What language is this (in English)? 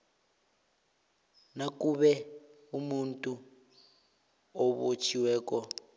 South Ndebele